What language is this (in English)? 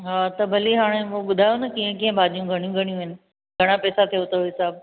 Sindhi